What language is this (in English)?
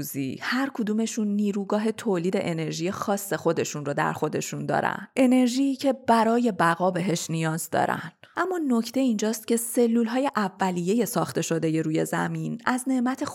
Persian